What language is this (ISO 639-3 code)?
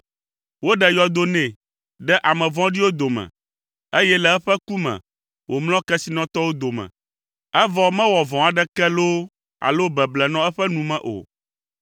ewe